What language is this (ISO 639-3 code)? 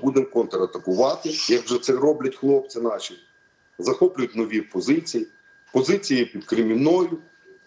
ukr